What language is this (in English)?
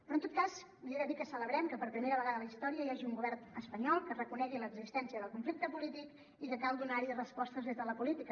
Catalan